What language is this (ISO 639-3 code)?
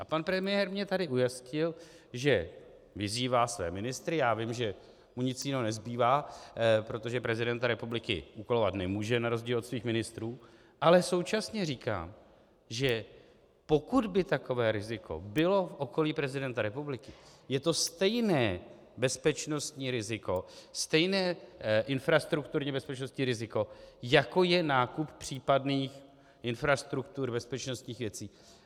ces